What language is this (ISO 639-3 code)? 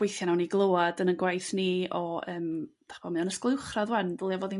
cym